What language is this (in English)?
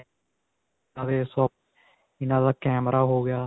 Punjabi